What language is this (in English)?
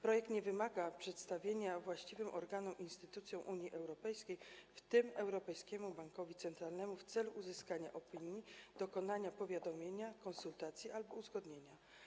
Polish